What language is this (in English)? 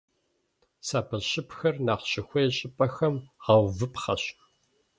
Kabardian